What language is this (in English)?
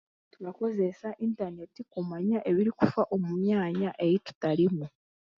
Chiga